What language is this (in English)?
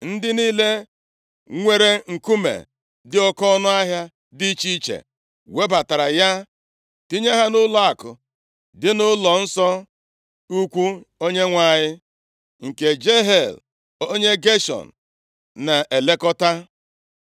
Igbo